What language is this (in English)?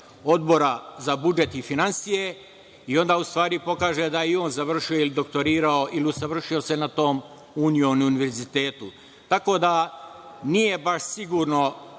Serbian